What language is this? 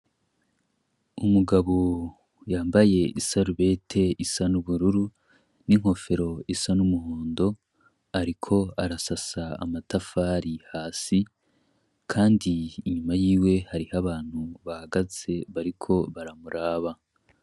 Rundi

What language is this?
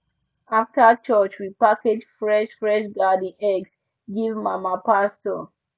Nigerian Pidgin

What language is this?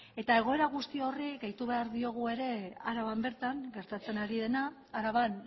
Basque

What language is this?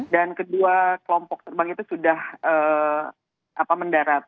Indonesian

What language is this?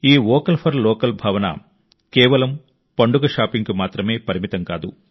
Telugu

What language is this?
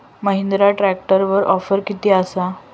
Marathi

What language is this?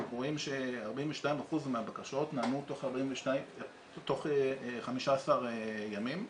Hebrew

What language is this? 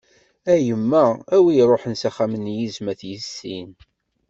Kabyle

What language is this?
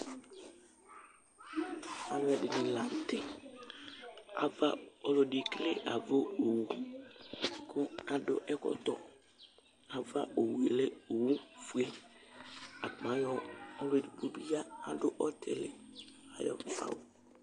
Ikposo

